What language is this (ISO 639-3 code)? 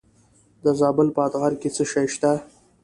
pus